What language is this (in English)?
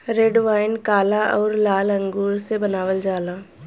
Bhojpuri